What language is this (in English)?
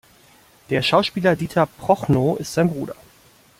German